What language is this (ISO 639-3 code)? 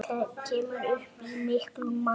isl